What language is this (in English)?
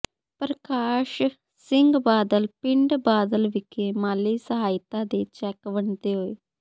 Punjabi